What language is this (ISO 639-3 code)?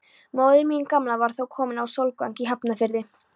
isl